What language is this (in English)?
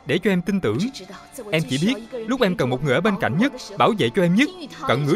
Vietnamese